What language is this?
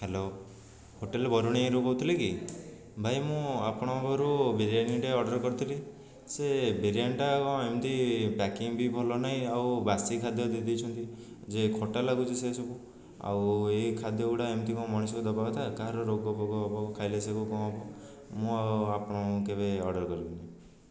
Odia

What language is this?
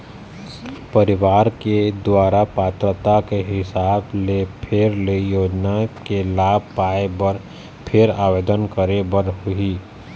Chhattisgarhi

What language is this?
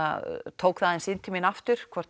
Icelandic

